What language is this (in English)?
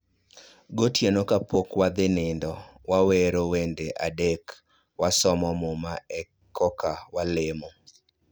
Luo (Kenya and Tanzania)